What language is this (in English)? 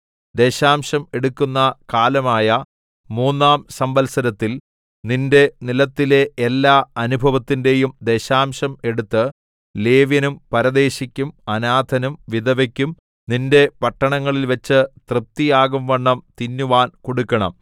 Malayalam